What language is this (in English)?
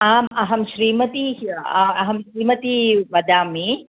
Sanskrit